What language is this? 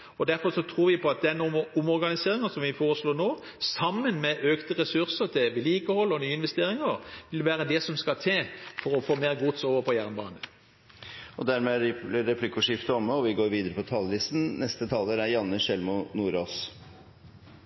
Norwegian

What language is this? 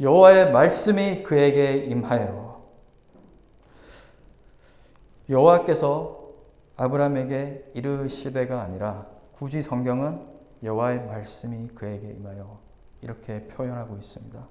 Korean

